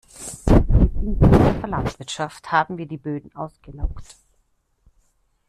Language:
German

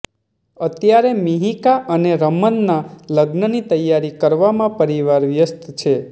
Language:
Gujarati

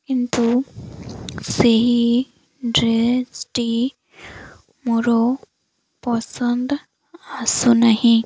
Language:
Odia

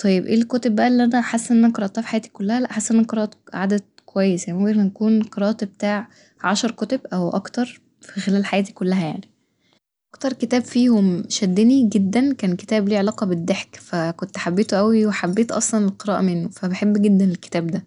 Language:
Egyptian Arabic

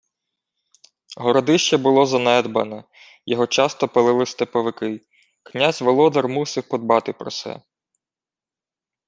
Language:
Ukrainian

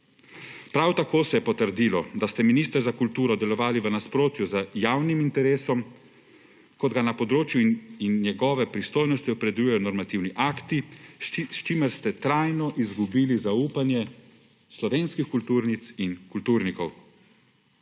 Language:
Slovenian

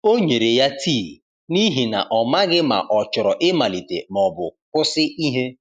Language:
Igbo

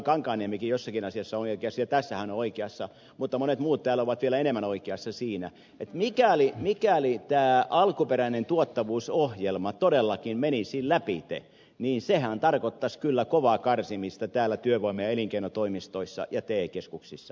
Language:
Finnish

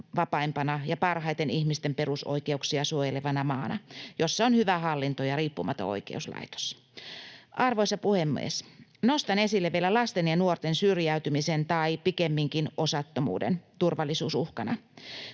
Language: Finnish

